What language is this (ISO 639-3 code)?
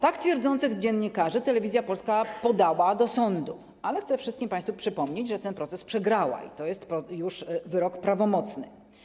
pol